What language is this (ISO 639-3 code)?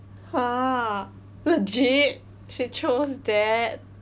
eng